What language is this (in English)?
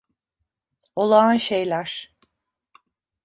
Turkish